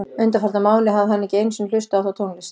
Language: Icelandic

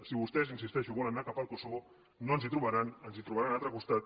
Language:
Catalan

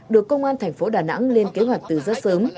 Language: Vietnamese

